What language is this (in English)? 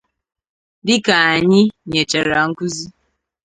Igbo